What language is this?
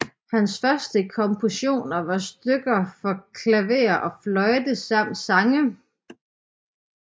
Danish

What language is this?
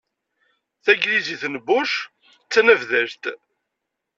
Kabyle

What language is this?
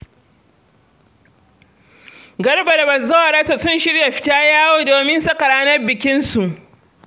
Hausa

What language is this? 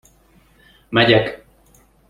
Hungarian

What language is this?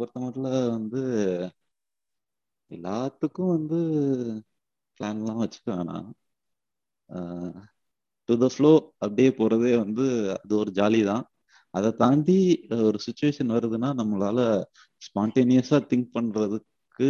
Tamil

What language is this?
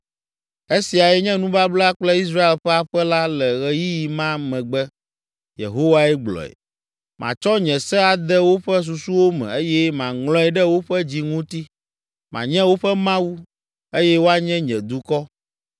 Ewe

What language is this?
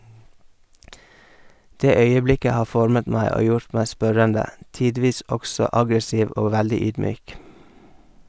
Norwegian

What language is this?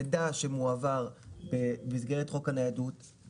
Hebrew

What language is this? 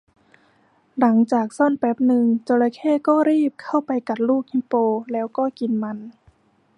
Thai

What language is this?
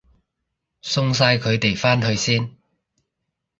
Cantonese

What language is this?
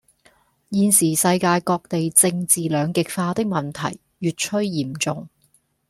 Cantonese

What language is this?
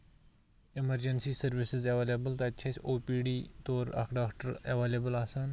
Kashmiri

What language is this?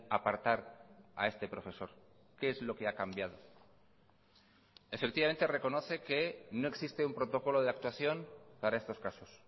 Spanish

